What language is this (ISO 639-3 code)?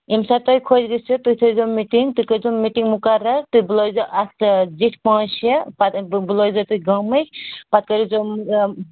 kas